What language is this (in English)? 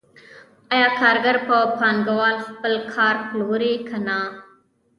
Pashto